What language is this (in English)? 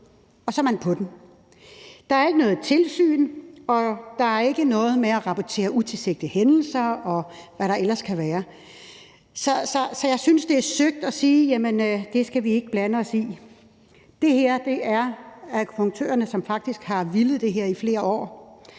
Danish